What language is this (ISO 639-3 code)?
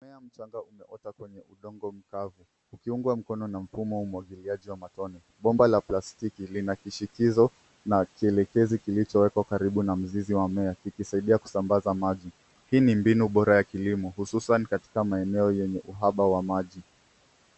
swa